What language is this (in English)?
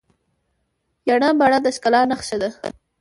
Pashto